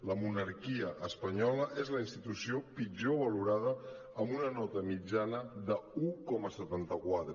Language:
Catalan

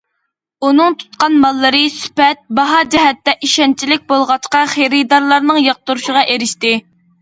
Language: Uyghur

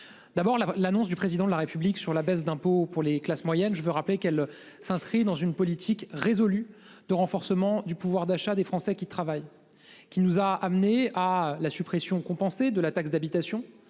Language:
French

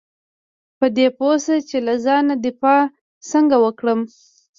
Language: Pashto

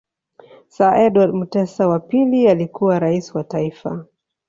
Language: Swahili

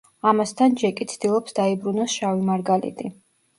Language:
Georgian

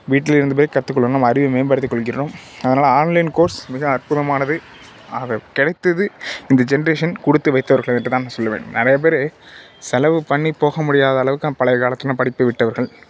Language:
Tamil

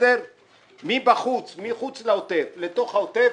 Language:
Hebrew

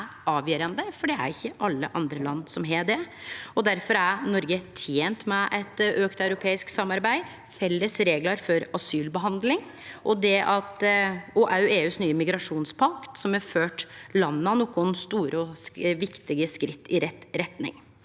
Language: Norwegian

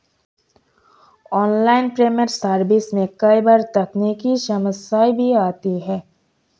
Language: Hindi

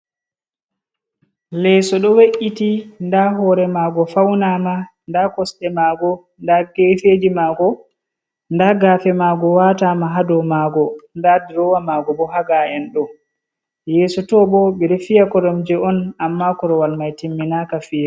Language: Fula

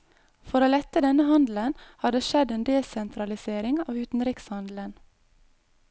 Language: Norwegian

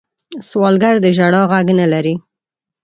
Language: Pashto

